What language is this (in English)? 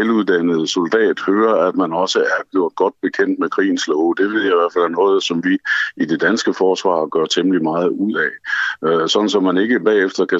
Danish